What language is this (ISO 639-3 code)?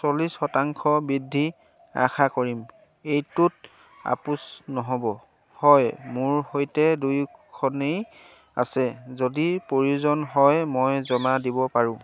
asm